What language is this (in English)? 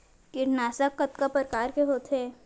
Chhattisgarhi